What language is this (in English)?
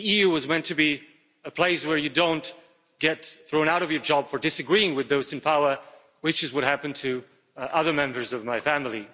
English